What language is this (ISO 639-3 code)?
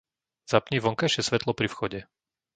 slk